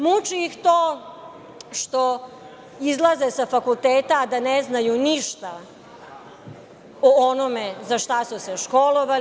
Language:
Serbian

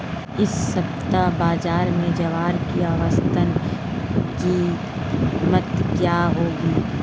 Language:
Hindi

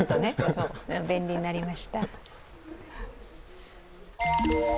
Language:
Japanese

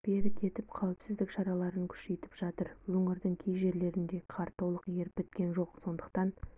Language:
Kazakh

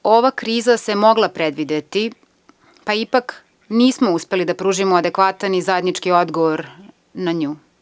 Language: Serbian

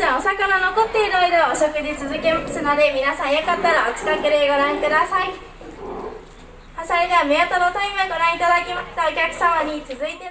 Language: Japanese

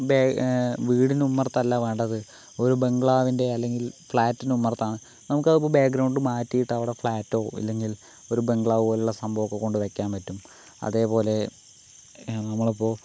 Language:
Malayalam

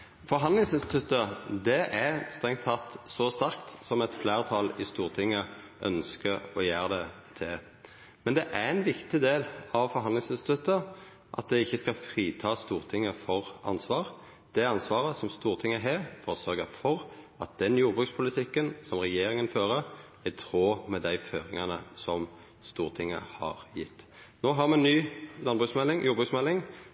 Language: Norwegian Nynorsk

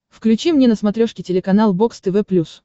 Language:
Russian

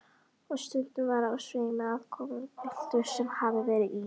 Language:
Icelandic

